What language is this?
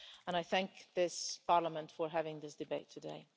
English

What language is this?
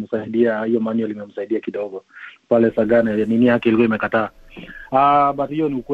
Swahili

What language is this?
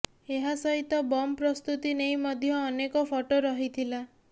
Odia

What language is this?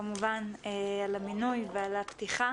Hebrew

